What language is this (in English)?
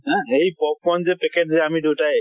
Assamese